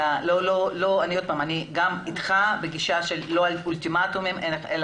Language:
Hebrew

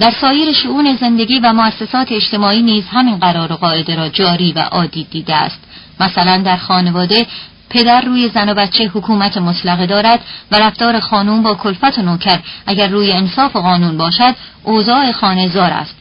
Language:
Persian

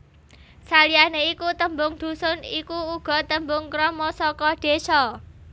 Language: Javanese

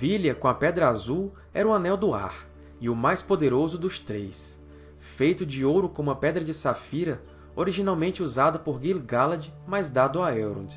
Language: Portuguese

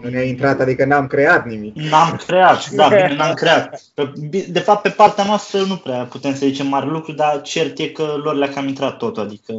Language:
Romanian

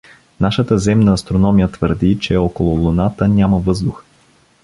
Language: Bulgarian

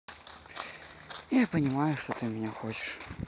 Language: Russian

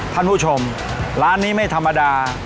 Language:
Thai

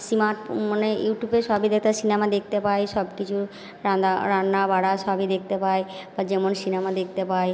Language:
Bangla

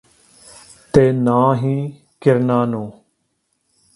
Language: Punjabi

